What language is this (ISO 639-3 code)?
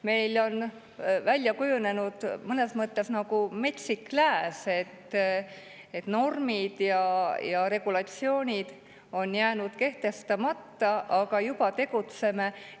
est